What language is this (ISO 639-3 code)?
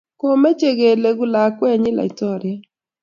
kln